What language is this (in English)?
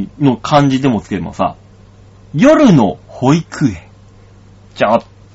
Japanese